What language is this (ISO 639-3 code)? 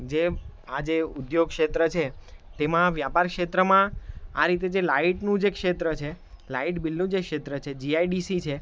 guj